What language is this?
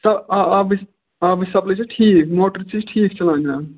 Kashmiri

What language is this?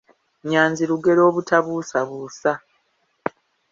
Ganda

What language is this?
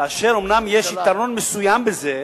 Hebrew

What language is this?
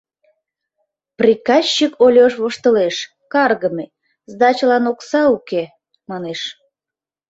Mari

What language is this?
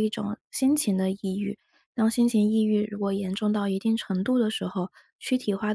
Chinese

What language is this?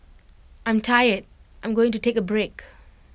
English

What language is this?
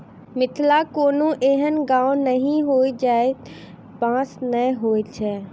Maithili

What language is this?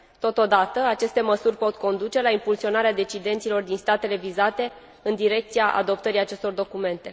Romanian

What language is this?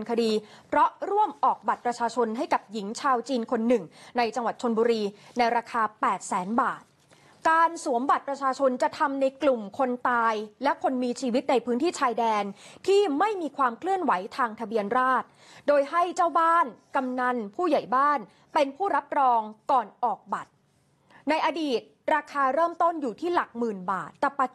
Thai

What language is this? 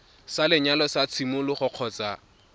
Tswana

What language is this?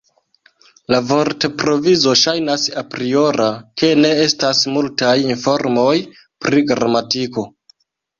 Esperanto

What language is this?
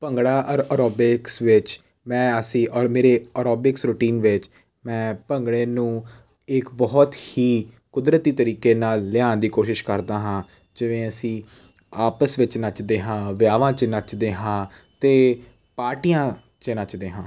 Punjabi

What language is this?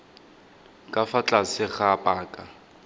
Tswana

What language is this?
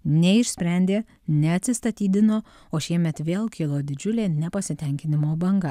Lithuanian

